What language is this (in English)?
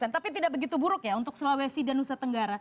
Indonesian